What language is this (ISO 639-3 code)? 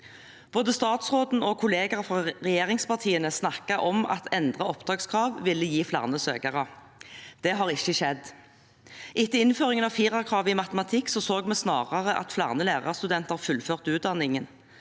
nor